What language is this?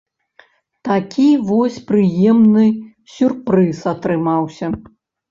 Belarusian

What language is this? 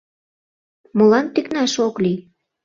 Mari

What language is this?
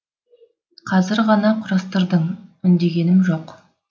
Kazakh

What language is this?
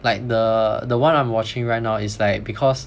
English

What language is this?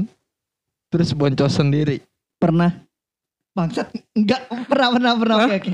Indonesian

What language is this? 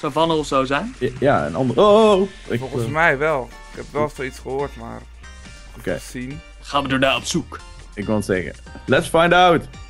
Dutch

